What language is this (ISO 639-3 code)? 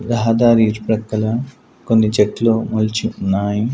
tel